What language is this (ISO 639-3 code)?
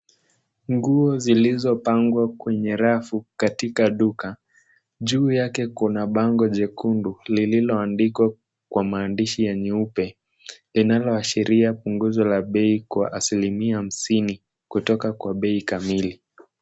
swa